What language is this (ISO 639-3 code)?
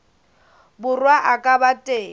sot